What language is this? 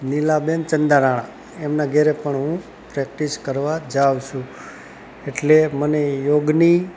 Gujarati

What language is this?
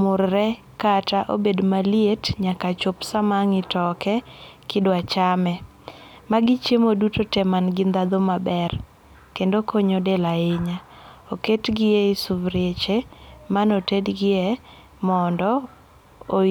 Luo (Kenya and Tanzania)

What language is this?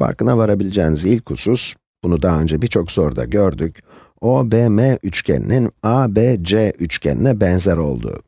Turkish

